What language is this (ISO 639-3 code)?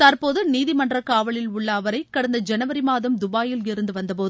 tam